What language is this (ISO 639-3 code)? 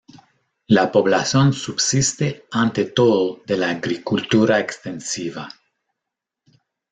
spa